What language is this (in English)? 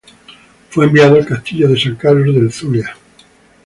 Spanish